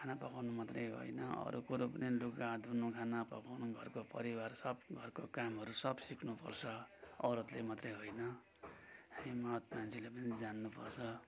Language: Nepali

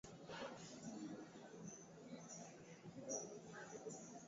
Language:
Swahili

